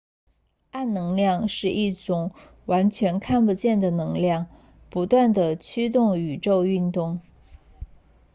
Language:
Chinese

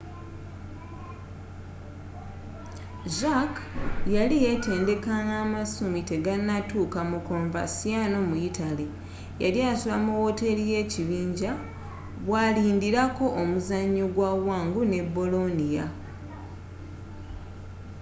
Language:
Ganda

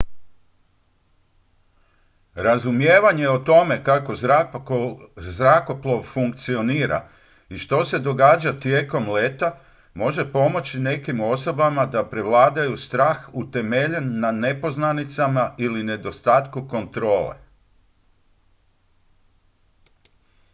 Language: Croatian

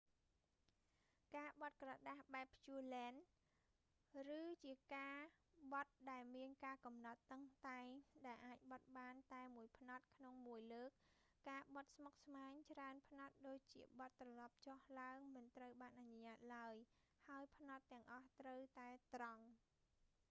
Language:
Khmer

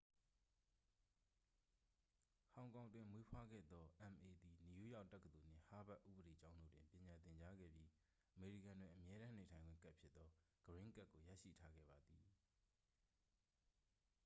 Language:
Burmese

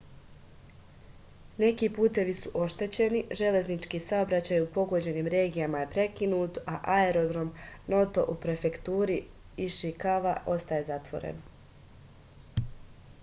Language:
Serbian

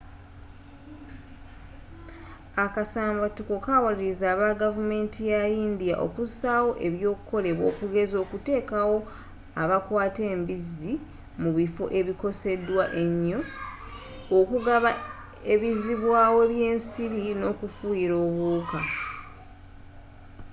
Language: Ganda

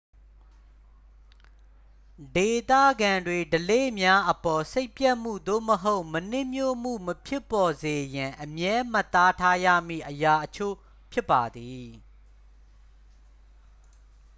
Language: Burmese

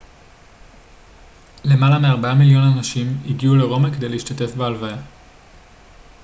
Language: Hebrew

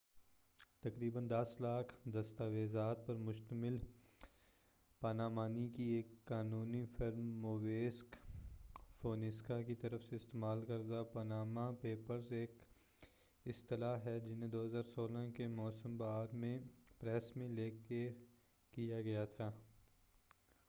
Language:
Urdu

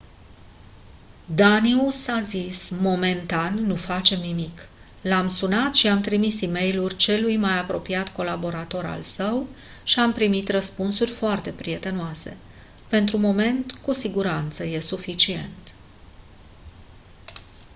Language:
Romanian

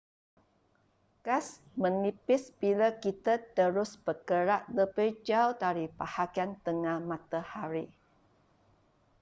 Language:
Malay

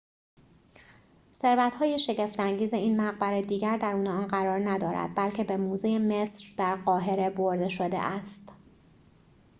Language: Persian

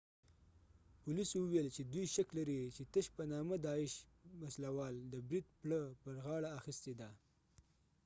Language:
Pashto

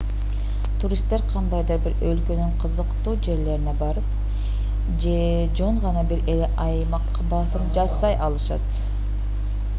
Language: Kyrgyz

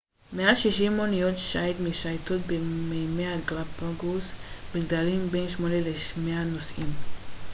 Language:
Hebrew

